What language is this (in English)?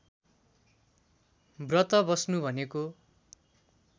Nepali